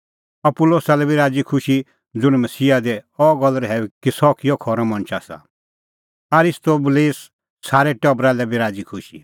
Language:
Kullu Pahari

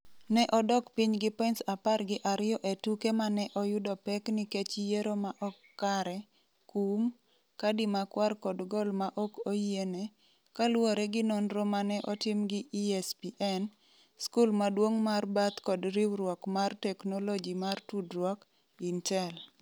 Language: Luo (Kenya and Tanzania)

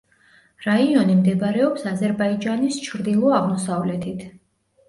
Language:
Georgian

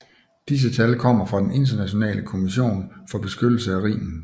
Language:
Danish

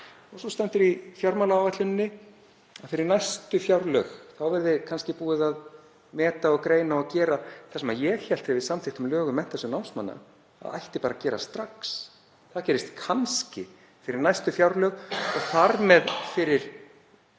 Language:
Icelandic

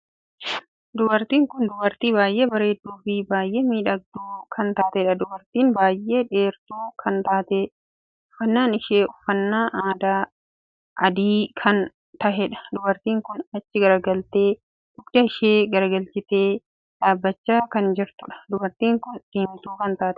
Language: Oromo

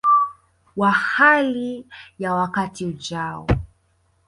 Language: Swahili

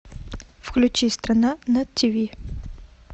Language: Russian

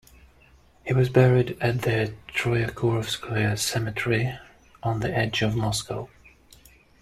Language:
English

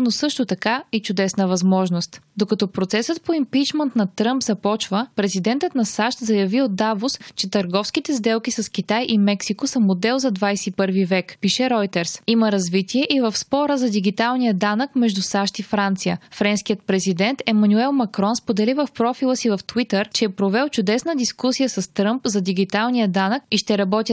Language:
Bulgarian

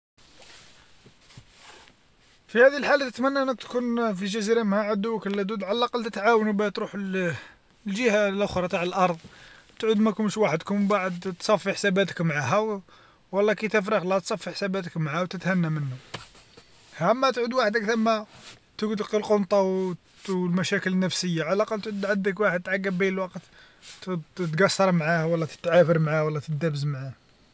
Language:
Algerian Arabic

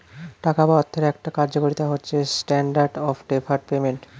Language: Bangla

